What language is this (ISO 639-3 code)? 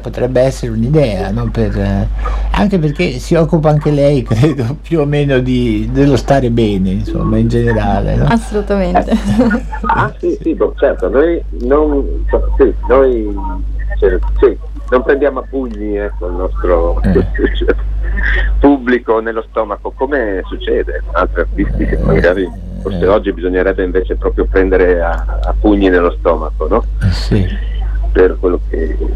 ita